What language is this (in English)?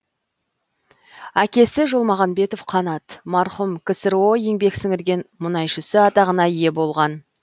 Kazakh